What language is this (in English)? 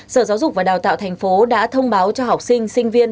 Vietnamese